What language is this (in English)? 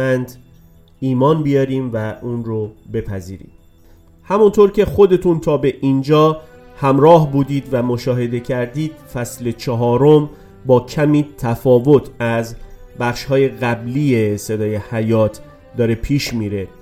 Persian